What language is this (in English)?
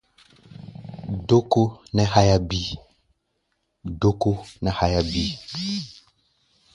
Gbaya